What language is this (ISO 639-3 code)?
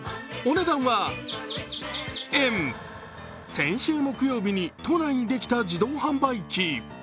jpn